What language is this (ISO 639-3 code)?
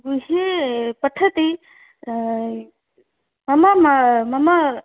san